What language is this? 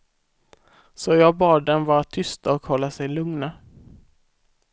Swedish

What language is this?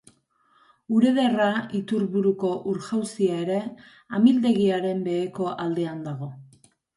Basque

